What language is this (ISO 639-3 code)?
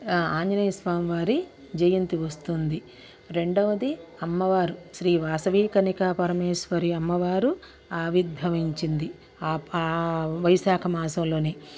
tel